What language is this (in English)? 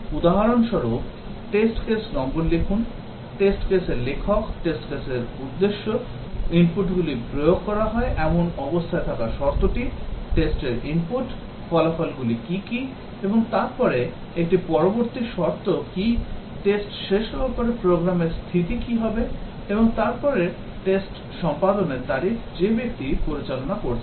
Bangla